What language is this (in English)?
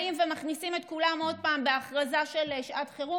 Hebrew